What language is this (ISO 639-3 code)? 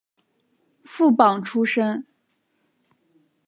zho